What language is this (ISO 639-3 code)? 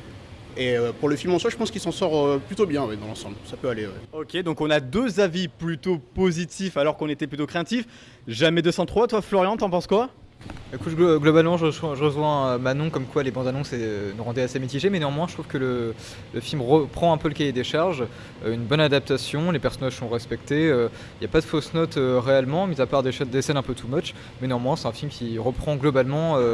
fra